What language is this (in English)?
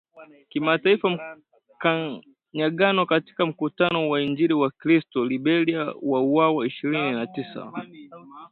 Swahili